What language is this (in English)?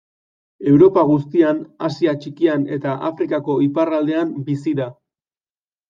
Basque